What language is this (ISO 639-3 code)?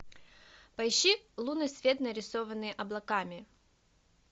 rus